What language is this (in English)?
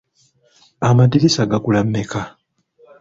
Ganda